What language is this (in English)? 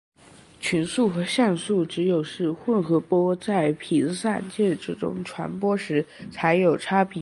Chinese